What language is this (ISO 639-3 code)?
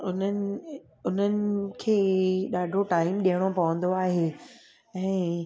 snd